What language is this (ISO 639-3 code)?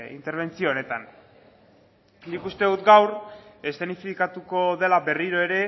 eus